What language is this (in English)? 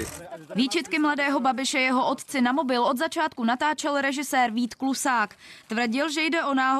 Czech